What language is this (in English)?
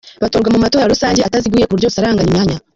Kinyarwanda